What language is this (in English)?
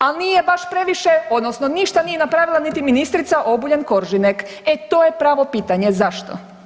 Croatian